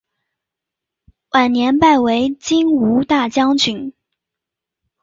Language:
Chinese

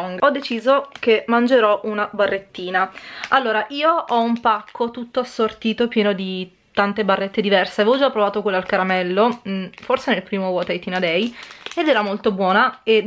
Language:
Italian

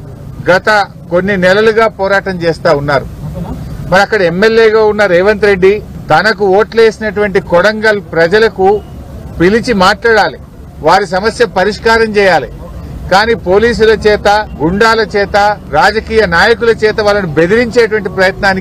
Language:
Telugu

